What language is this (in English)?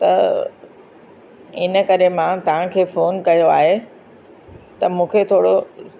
Sindhi